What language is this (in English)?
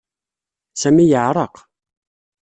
Kabyle